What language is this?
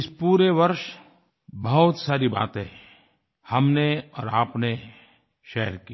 Hindi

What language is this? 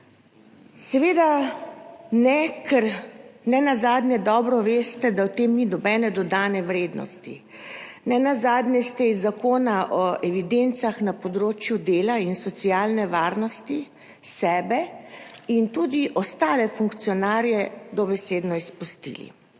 Slovenian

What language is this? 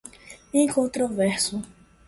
Portuguese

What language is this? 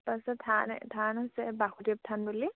Assamese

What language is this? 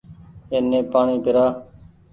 Goaria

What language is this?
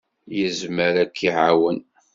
Kabyle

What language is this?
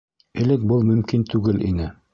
Bashkir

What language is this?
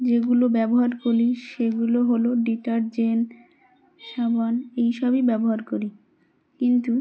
Bangla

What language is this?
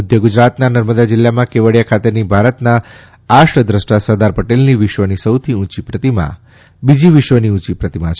Gujarati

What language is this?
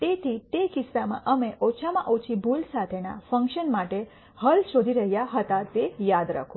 Gujarati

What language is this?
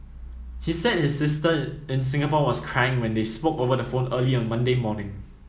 English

